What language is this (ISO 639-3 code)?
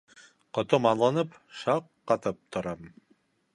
bak